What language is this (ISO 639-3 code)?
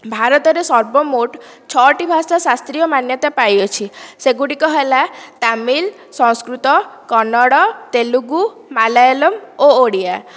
ori